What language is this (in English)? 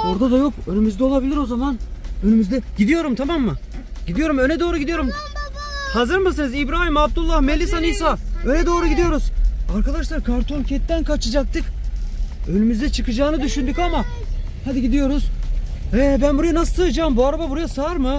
Turkish